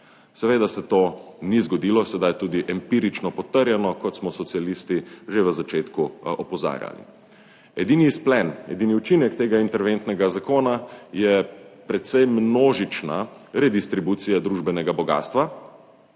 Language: Slovenian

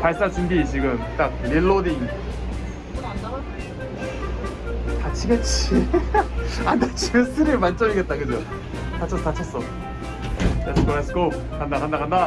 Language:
Korean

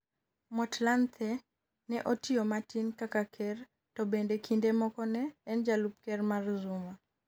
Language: Luo (Kenya and Tanzania)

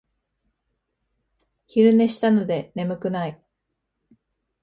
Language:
Japanese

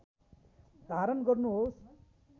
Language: Nepali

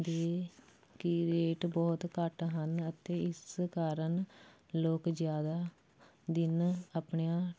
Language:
Punjabi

